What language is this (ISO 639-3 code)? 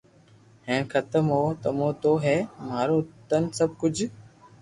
lrk